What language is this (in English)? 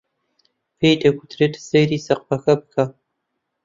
Central Kurdish